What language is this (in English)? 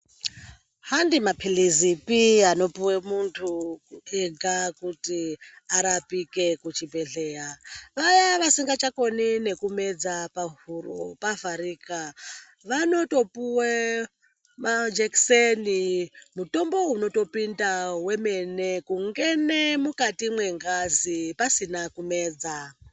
Ndau